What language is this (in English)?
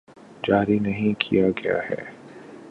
Urdu